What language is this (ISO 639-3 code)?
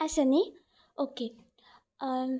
kok